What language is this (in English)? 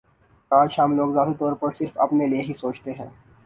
Urdu